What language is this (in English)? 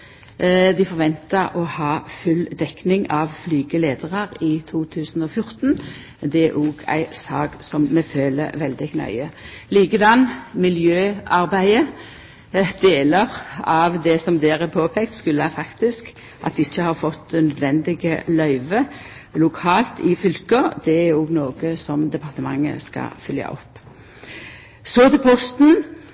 Norwegian Nynorsk